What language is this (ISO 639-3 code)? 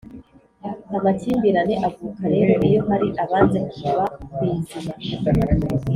kin